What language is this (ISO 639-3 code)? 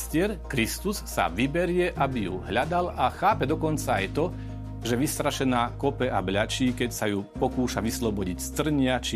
slk